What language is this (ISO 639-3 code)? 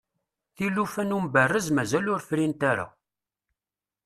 kab